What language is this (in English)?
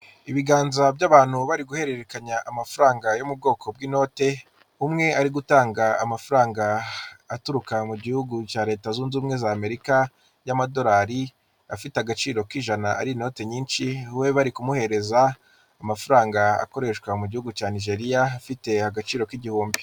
Kinyarwanda